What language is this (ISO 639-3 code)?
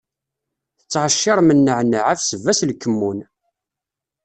kab